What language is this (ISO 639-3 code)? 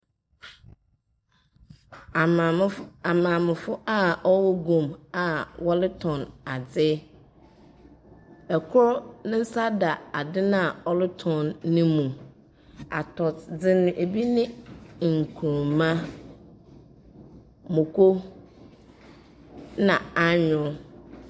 aka